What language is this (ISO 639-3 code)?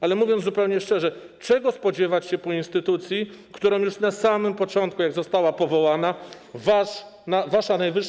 pol